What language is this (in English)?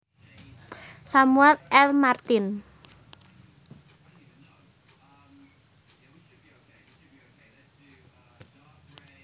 Javanese